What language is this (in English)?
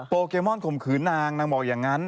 Thai